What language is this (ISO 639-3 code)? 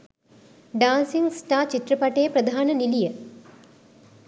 sin